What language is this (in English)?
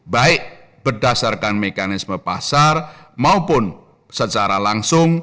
Indonesian